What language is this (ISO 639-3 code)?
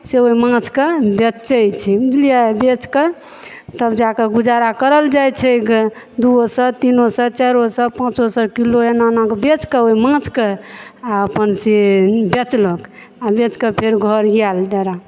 mai